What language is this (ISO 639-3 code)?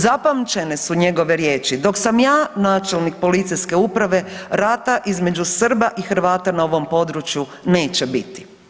hrv